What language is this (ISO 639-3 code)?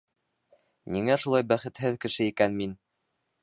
bak